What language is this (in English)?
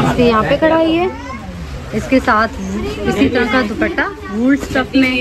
Hindi